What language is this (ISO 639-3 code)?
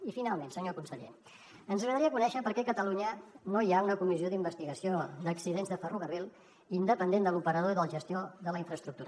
cat